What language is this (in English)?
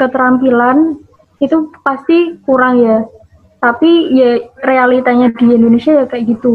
Indonesian